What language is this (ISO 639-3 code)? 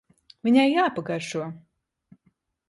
lav